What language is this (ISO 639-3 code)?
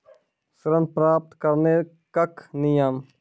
mai